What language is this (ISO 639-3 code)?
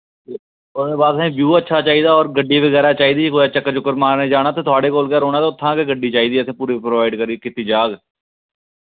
doi